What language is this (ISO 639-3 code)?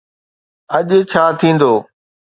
snd